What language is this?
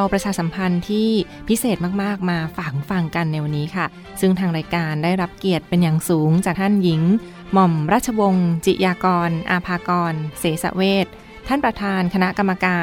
Thai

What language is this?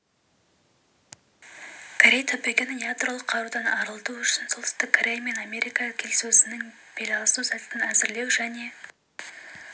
Kazakh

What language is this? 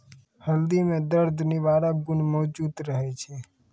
Maithili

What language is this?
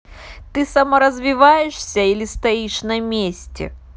Russian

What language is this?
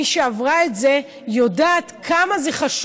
Hebrew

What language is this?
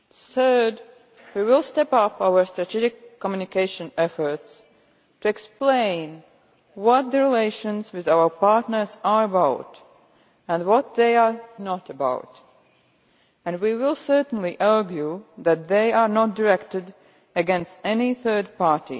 English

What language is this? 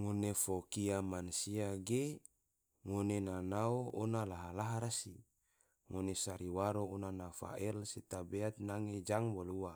Tidore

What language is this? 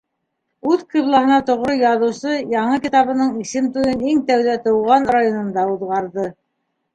Bashkir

